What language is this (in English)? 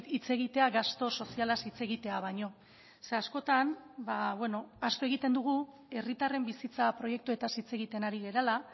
Basque